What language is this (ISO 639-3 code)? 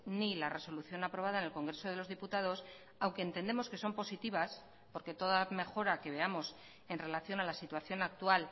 spa